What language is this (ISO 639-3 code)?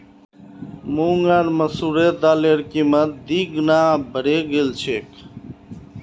mag